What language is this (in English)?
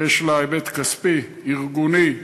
Hebrew